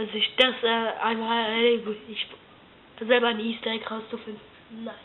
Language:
German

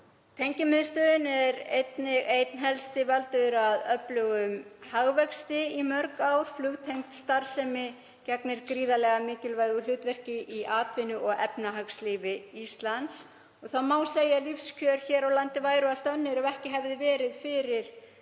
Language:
Icelandic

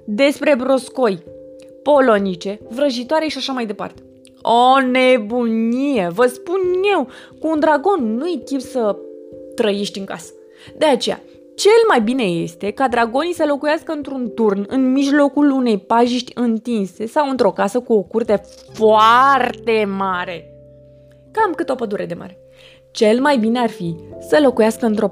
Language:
Romanian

